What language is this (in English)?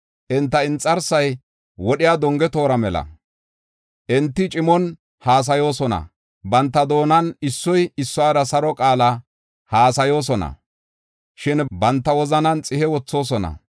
Gofa